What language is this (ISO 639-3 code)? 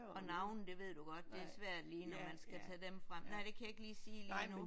dan